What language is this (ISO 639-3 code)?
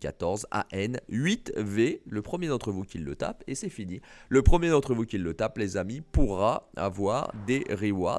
fra